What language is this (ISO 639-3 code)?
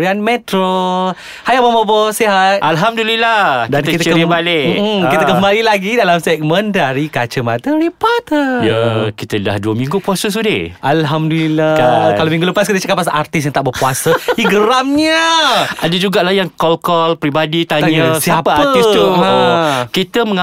msa